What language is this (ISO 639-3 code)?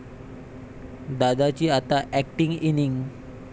mar